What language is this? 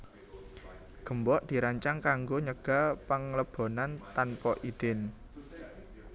Javanese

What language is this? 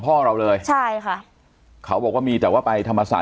Thai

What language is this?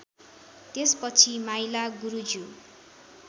Nepali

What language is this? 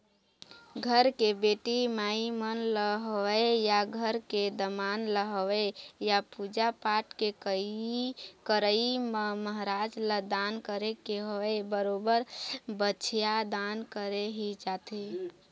Chhattisgarhi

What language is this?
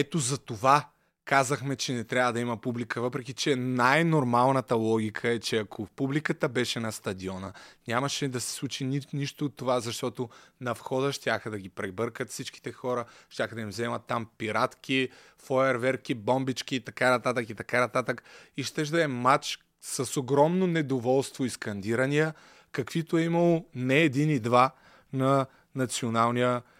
Bulgarian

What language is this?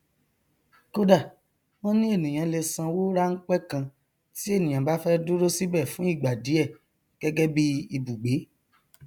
Yoruba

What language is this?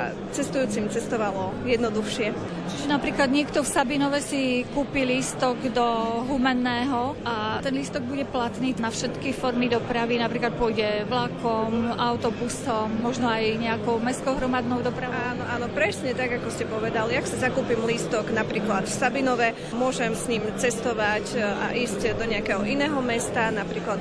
Slovak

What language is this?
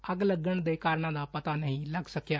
Punjabi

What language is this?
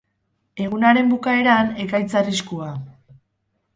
Basque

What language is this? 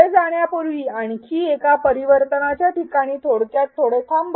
Marathi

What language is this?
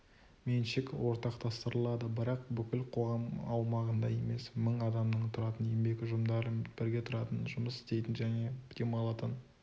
Kazakh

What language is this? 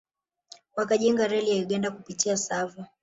Swahili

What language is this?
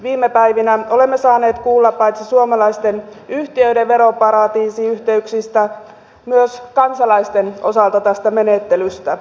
Finnish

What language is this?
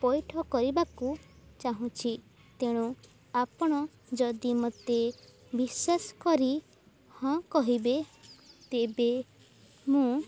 Odia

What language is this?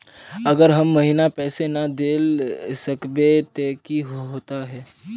Magahi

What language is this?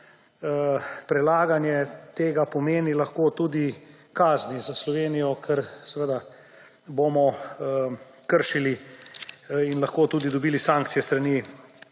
Slovenian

